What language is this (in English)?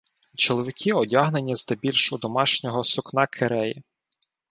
Ukrainian